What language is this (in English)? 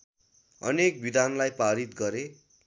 Nepali